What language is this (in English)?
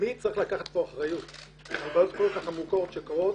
Hebrew